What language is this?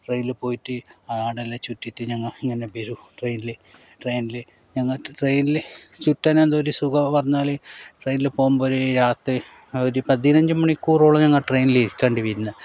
Malayalam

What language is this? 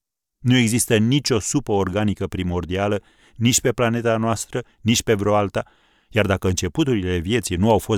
Romanian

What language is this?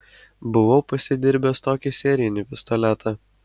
Lithuanian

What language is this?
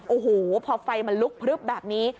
Thai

